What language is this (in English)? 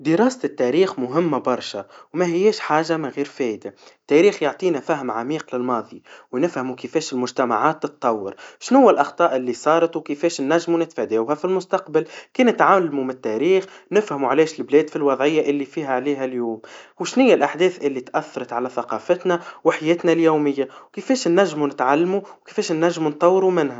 Tunisian Arabic